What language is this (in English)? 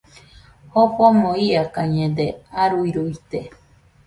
Nüpode Huitoto